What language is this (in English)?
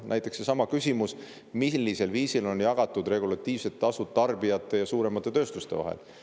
Estonian